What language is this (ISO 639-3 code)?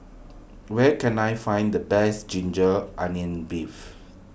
eng